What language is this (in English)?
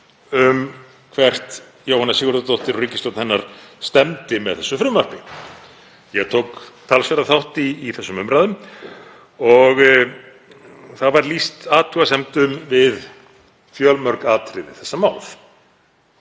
Icelandic